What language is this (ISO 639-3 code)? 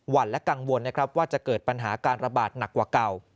tha